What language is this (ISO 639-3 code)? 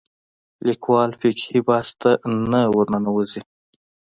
pus